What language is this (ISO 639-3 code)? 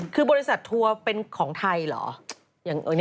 tha